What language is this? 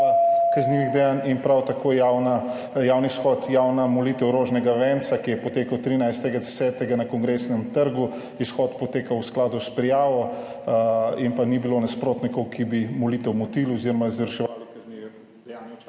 Slovenian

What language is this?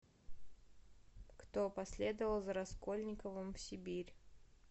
Russian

